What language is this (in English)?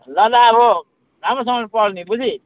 Nepali